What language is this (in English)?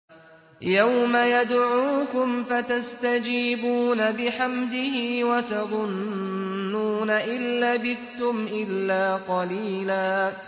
Arabic